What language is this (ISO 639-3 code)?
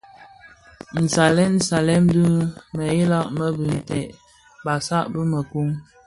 ksf